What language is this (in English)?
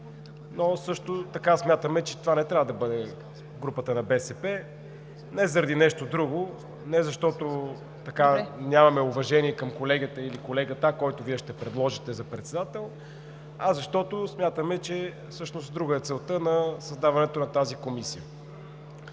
Bulgarian